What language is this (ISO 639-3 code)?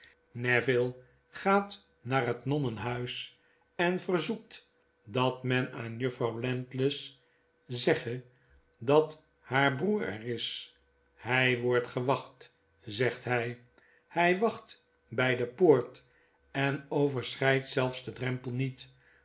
nld